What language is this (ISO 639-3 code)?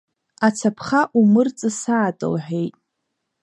abk